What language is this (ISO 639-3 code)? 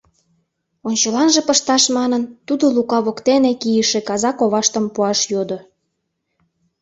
chm